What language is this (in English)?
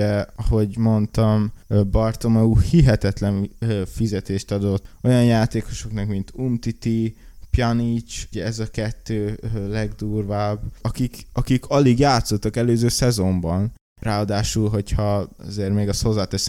Hungarian